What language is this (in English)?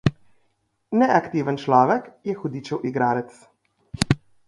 Slovenian